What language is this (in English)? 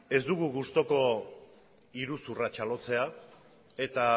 Basque